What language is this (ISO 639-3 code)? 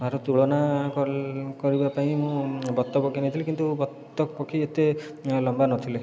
ori